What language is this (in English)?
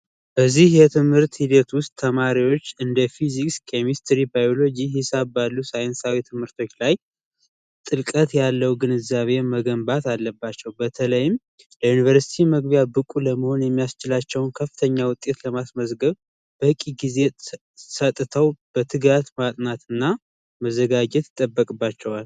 Amharic